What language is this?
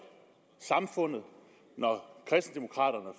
Danish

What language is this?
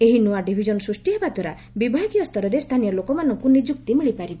Odia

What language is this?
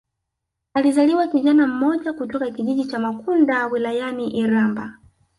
Swahili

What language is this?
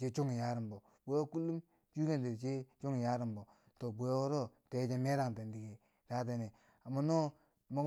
Bangwinji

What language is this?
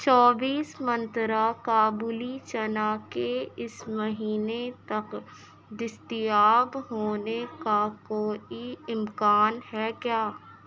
Urdu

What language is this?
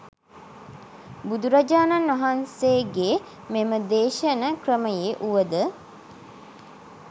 Sinhala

